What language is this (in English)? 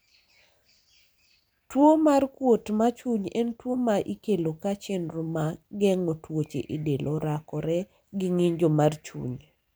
Luo (Kenya and Tanzania)